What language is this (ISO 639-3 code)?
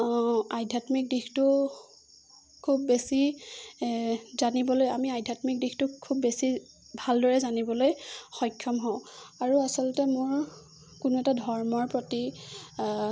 asm